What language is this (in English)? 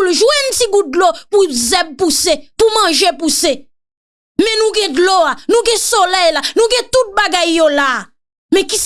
French